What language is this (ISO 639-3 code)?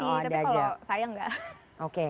ind